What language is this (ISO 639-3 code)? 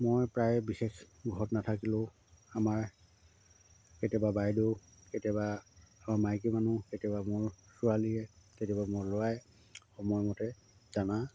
asm